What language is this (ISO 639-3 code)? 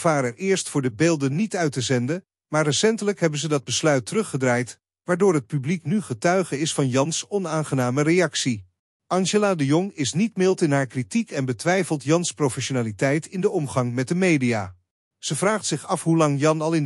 nld